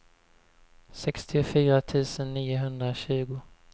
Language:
Swedish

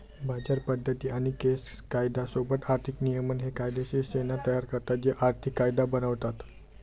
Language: Marathi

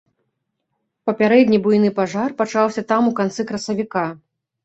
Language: Belarusian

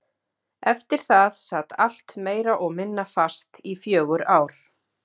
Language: Icelandic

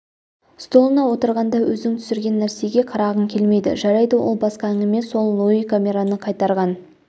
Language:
Kazakh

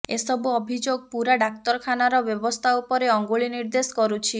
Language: Odia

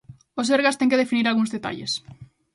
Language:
Galician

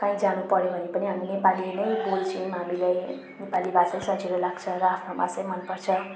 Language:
Nepali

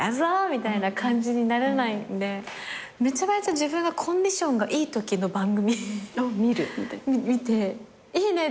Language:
Japanese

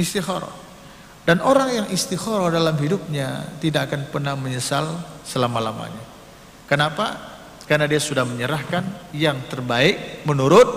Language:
Indonesian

